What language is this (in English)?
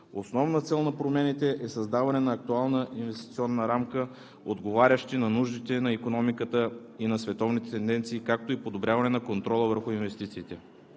Bulgarian